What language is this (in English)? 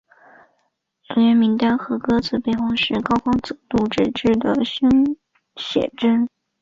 Chinese